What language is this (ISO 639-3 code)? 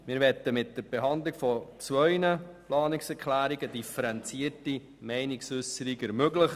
gsw